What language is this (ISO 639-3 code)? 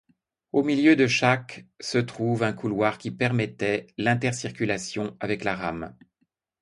fra